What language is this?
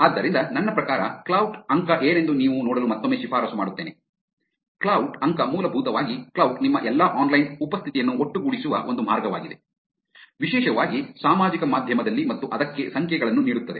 Kannada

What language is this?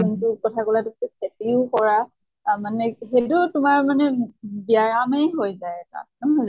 Assamese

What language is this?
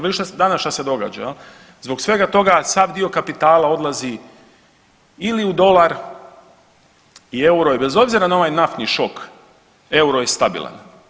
Croatian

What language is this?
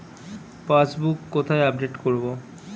Bangla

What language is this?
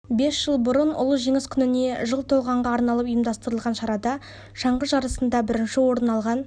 Kazakh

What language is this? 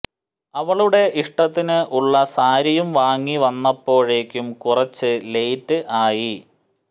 Malayalam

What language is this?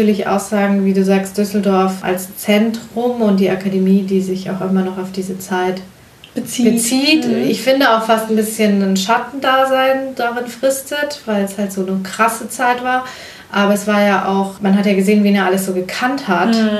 German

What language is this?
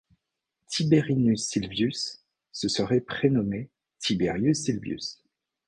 French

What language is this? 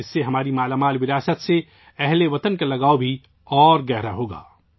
Urdu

